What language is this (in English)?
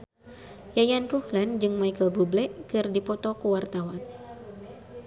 Sundanese